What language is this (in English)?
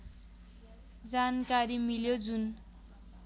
Nepali